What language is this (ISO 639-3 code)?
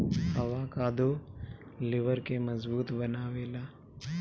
bho